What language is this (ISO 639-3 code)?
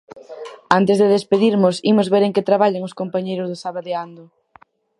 glg